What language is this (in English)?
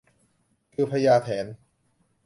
Thai